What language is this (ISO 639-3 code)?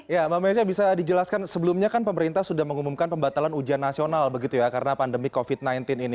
ind